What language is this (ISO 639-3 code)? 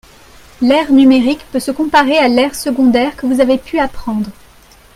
fra